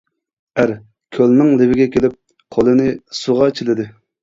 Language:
Uyghur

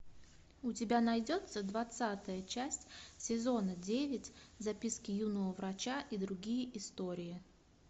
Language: Russian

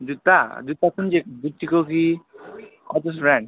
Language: Nepali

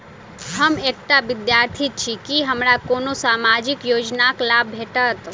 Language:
Maithili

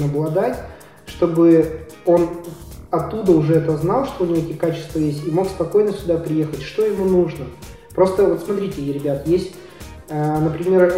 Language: Russian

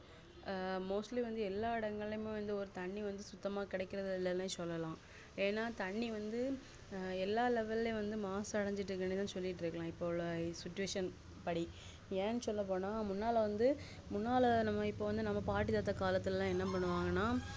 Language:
Tamil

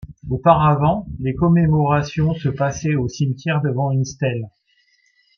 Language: French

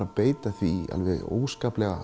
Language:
Icelandic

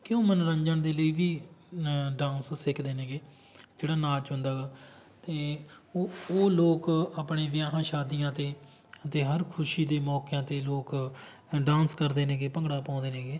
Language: Punjabi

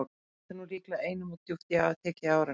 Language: Icelandic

